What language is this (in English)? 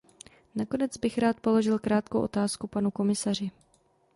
Czech